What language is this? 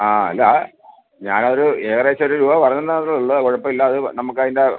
Malayalam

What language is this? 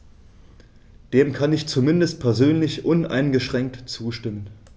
German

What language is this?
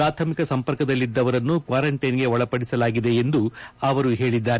Kannada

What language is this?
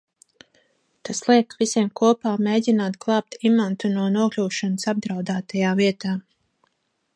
Latvian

